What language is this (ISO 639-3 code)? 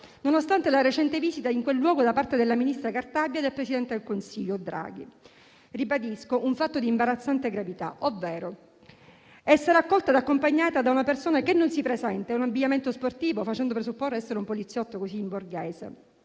ita